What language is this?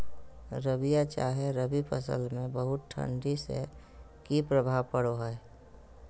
Magahi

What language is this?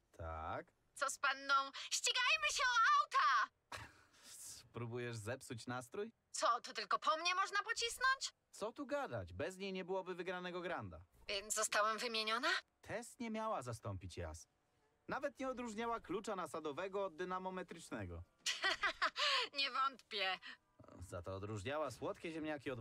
Polish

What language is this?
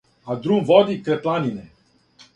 Serbian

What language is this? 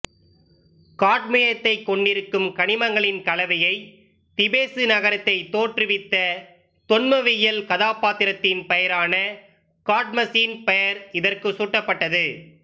Tamil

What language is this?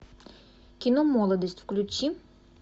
Russian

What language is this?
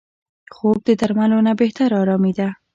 Pashto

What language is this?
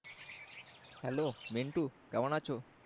Bangla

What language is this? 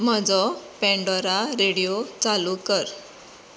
Konkani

